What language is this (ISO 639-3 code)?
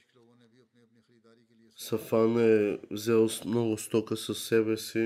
bul